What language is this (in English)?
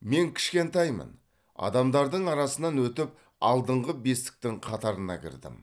Kazakh